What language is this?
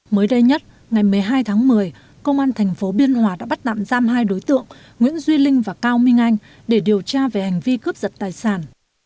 Vietnamese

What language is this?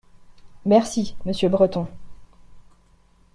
French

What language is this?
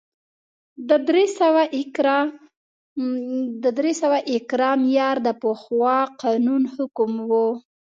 Pashto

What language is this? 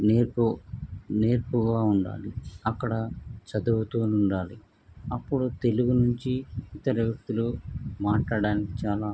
Telugu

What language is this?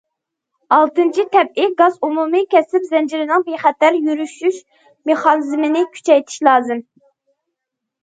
Uyghur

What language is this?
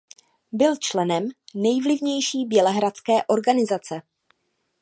Czech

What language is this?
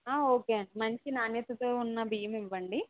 Telugu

